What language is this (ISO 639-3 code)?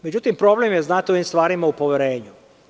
srp